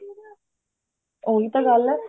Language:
Punjabi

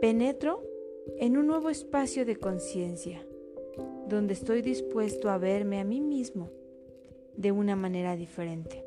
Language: Spanish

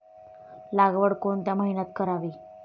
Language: Marathi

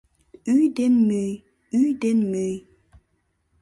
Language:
Mari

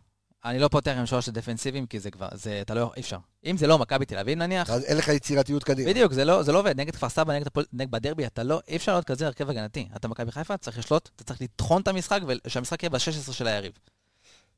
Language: Hebrew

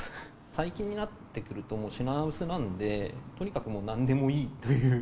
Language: Japanese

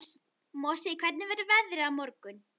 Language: Icelandic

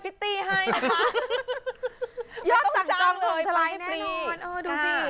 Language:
Thai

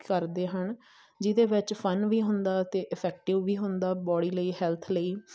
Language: Punjabi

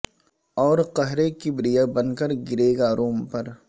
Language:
Urdu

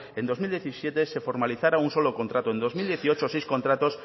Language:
Spanish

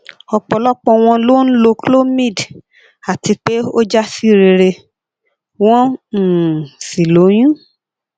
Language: Yoruba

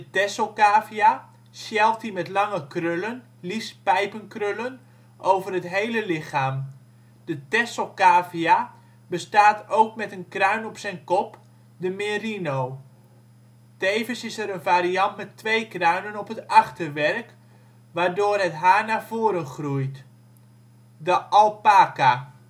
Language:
Dutch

